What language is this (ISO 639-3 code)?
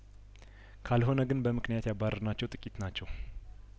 amh